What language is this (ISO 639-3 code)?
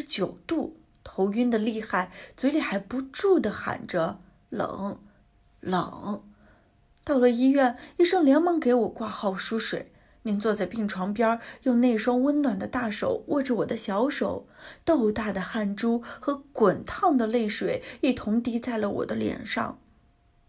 zho